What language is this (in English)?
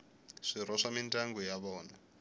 Tsonga